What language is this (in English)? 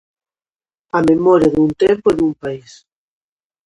Galician